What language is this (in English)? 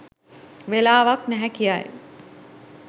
Sinhala